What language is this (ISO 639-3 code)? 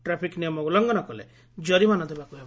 ori